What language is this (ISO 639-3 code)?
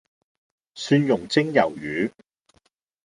yue